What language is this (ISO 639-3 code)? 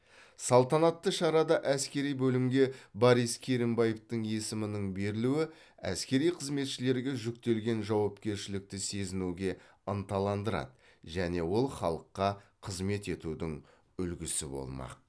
kaz